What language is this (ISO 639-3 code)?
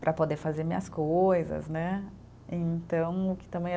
por